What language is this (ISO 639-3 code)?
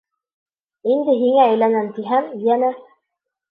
bak